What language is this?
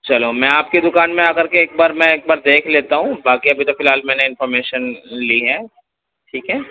Urdu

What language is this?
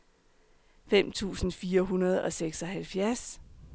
Danish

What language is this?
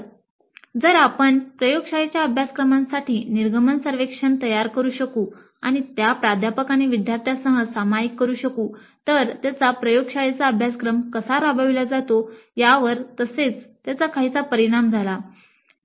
Marathi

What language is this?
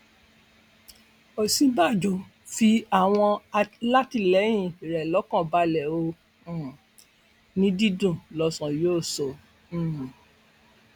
Yoruba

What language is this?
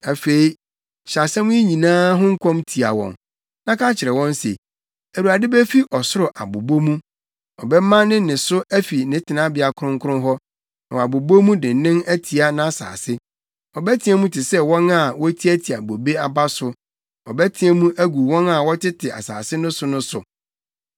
Akan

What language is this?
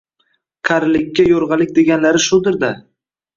Uzbek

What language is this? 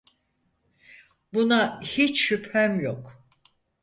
Turkish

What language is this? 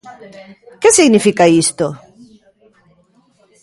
Galician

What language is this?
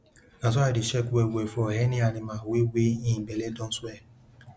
Nigerian Pidgin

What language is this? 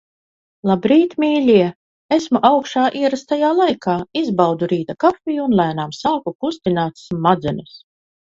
Latvian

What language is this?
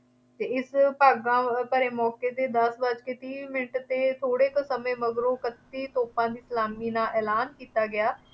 Punjabi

